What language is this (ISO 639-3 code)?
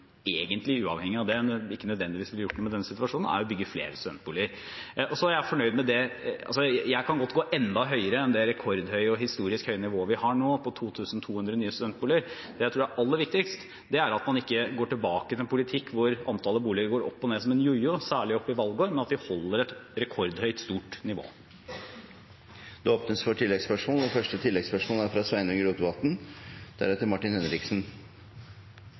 nor